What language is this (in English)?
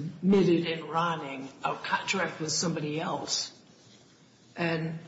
English